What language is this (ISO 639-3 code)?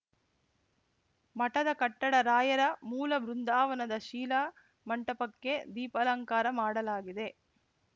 kan